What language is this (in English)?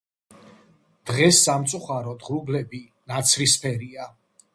Georgian